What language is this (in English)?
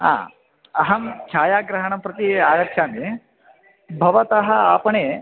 Sanskrit